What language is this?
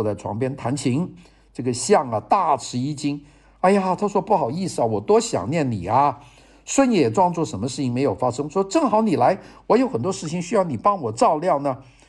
Chinese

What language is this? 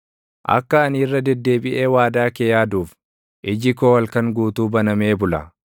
Oromo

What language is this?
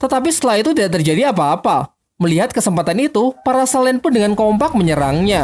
Indonesian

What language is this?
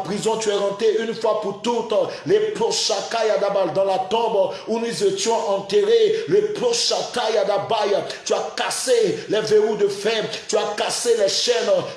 French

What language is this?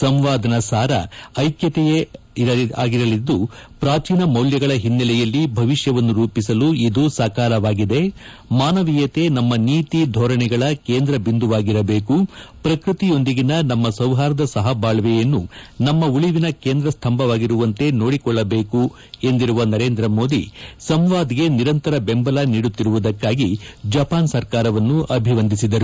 Kannada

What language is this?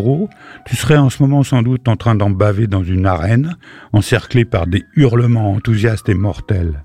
French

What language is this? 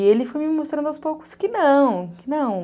Portuguese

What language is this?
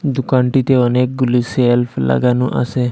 Bangla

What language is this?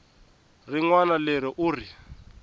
Tsonga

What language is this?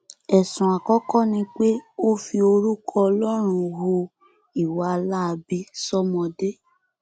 Yoruba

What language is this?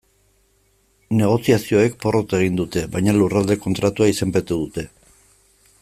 Basque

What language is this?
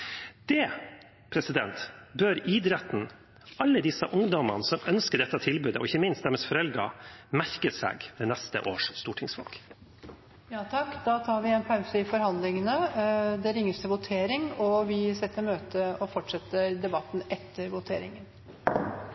Norwegian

